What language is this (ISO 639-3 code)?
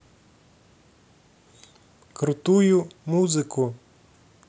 rus